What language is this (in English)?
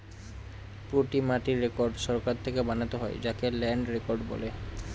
Bangla